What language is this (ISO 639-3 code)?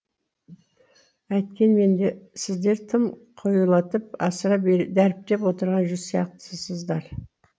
kaz